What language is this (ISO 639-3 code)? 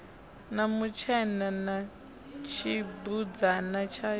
ven